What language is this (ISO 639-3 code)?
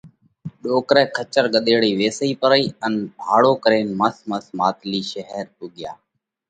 kvx